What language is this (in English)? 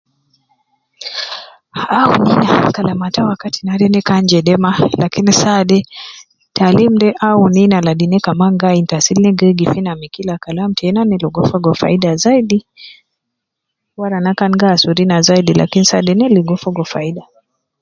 Nubi